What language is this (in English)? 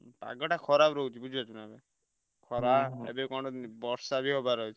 Odia